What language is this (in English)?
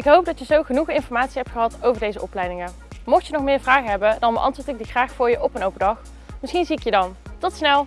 Dutch